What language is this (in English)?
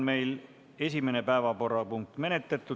Estonian